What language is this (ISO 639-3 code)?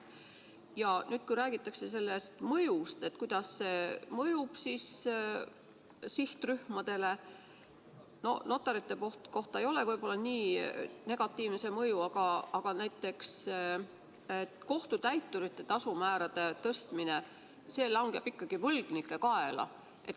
est